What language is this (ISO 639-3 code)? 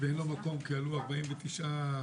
heb